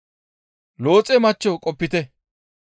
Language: Gamo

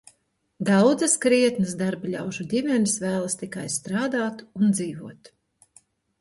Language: Latvian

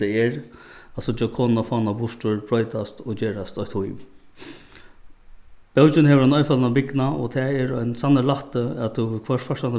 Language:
Faroese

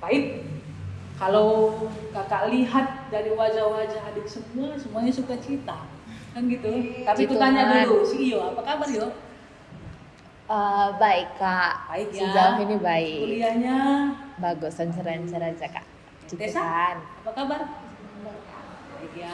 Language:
Indonesian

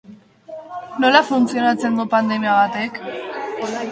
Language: Basque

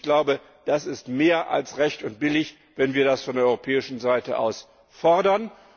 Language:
German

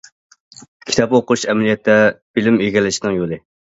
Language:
Uyghur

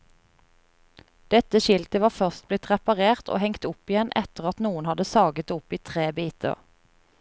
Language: Norwegian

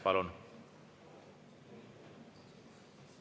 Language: Estonian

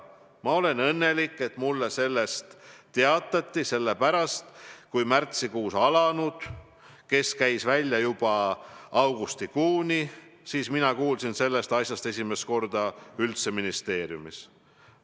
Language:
Estonian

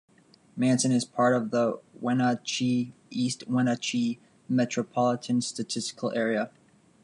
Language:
English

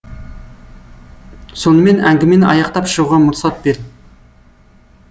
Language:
Kazakh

